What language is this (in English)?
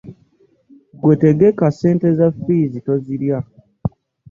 Ganda